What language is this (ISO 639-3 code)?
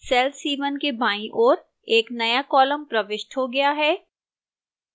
hin